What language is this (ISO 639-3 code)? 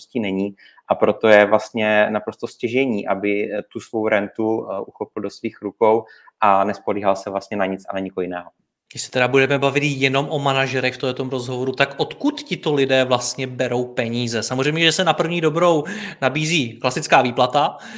ces